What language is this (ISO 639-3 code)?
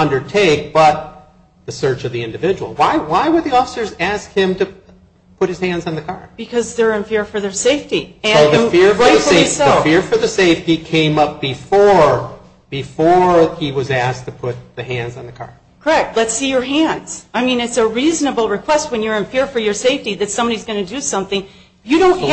eng